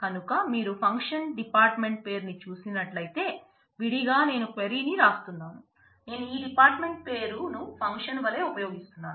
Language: Telugu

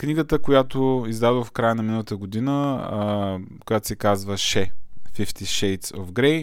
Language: Bulgarian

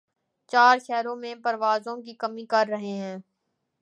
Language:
Urdu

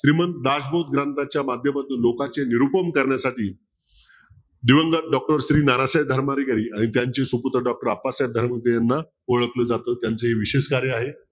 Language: Marathi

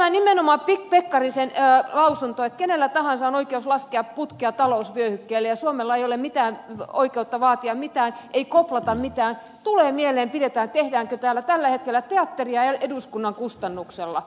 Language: Finnish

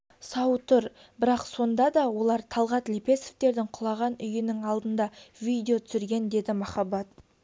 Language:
Kazakh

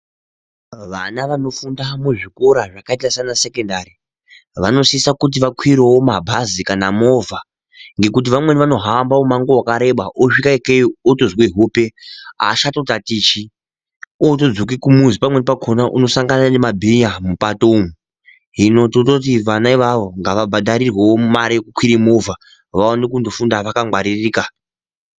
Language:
Ndau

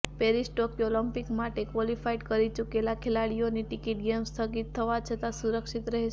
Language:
Gujarati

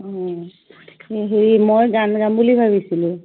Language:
Assamese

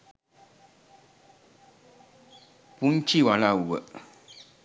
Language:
Sinhala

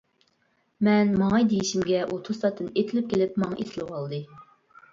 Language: Uyghur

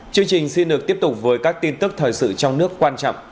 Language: Vietnamese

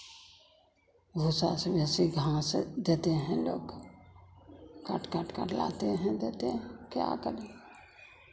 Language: Hindi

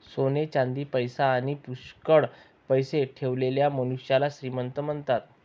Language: Marathi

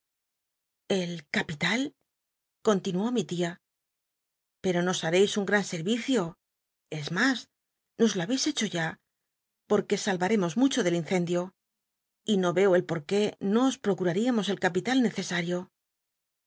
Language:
Spanish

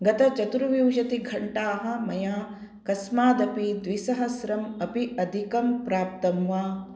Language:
Sanskrit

